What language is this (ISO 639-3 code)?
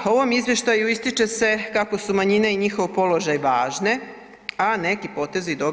hrv